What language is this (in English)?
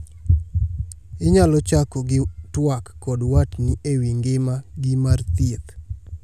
Luo (Kenya and Tanzania)